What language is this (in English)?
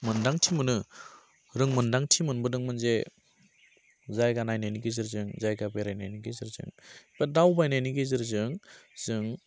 Bodo